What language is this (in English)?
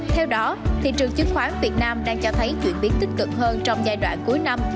Vietnamese